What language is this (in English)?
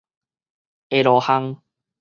Min Nan Chinese